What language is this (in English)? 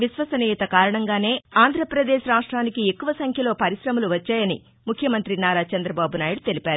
Telugu